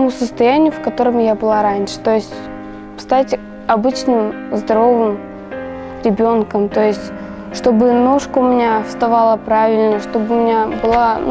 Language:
Russian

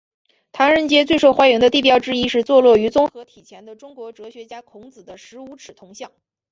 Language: Chinese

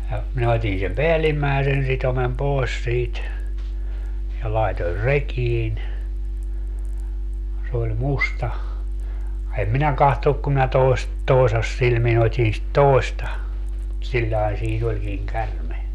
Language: Finnish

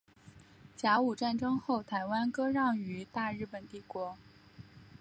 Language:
Chinese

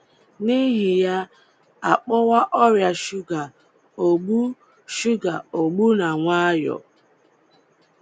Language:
Igbo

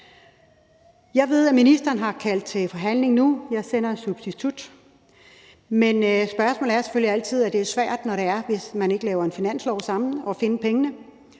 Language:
Danish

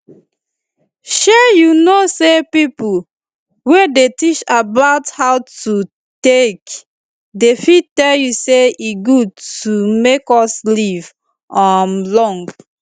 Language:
Nigerian Pidgin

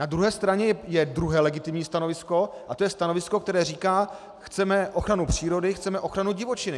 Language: Czech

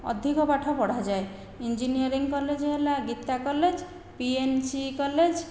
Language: Odia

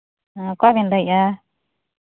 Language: Santali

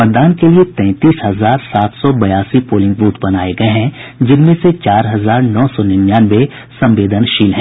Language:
Hindi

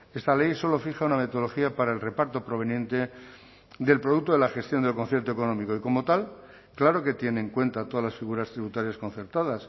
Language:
Spanish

